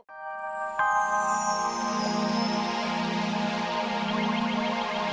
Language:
Indonesian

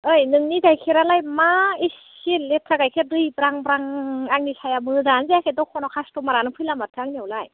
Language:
Bodo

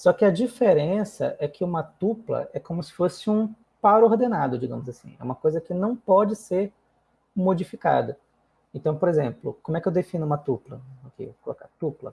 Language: Portuguese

